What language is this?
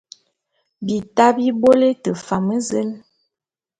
Bulu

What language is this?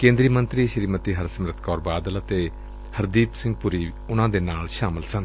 Punjabi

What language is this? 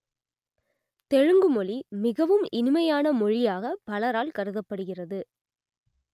Tamil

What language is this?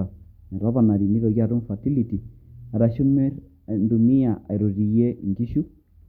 Masai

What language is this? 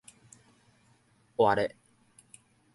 Min Nan Chinese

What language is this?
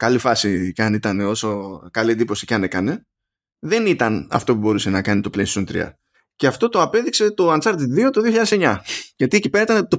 Greek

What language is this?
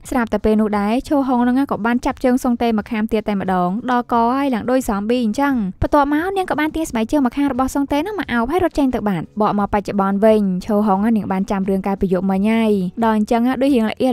Thai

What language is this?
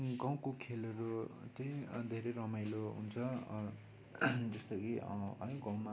Nepali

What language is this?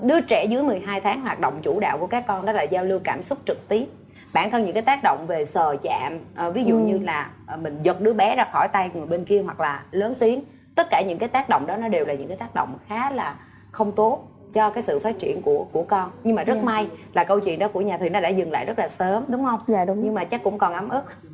Vietnamese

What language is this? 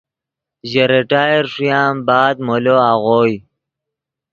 Yidgha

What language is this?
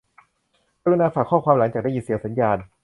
Thai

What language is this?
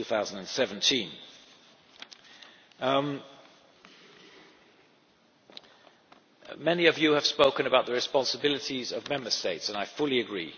English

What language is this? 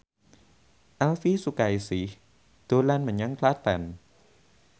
Javanese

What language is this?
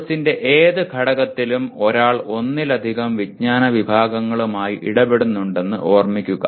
Malayalam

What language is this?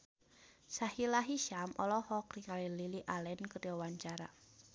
Sundanese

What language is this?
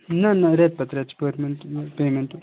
Kashmiri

